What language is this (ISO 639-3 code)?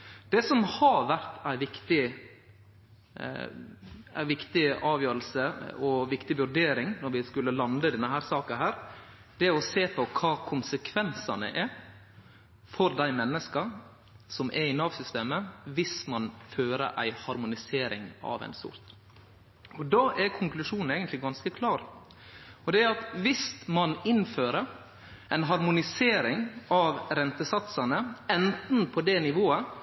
nno